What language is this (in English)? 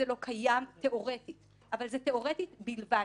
Hebrew